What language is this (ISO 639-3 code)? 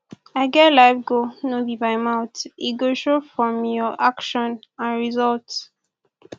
pcm